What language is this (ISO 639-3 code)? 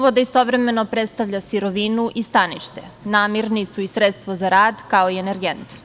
srp